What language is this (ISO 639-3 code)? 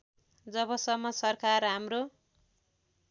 nep